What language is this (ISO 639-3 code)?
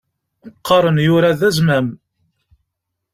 kab